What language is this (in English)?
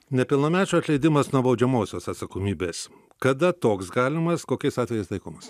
Lithuanian